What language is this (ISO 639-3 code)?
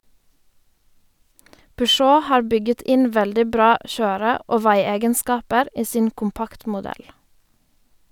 nor